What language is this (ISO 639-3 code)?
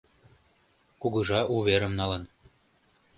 chm